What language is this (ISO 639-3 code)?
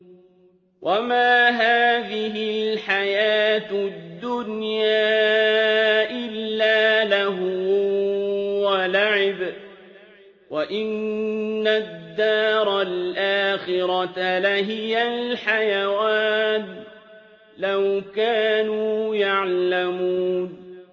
ara